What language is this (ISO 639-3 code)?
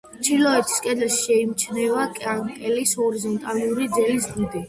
kat